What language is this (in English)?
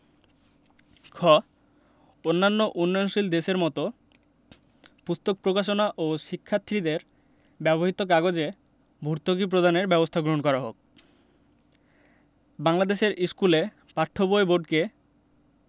Bangla